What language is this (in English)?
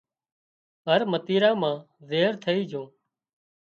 Wadiyara Koli